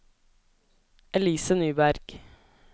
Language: Norwegian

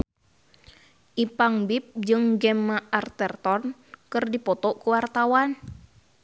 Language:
Sundanese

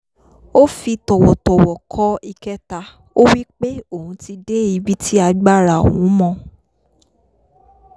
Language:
Yoruba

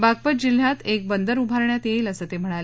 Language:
Marathi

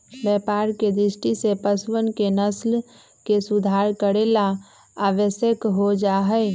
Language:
Magahi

